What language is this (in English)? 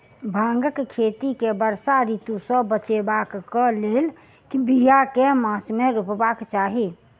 Maithili